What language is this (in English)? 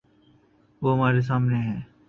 Urdu